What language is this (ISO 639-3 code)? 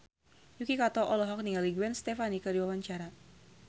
sun